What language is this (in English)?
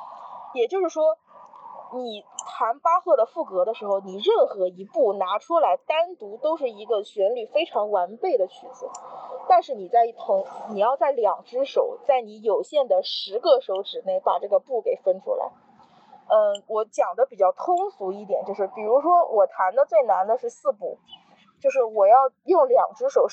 Chinese